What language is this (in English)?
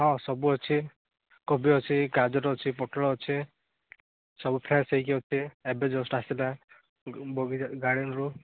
Odia